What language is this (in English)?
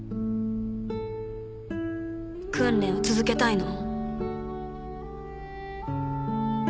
Japanese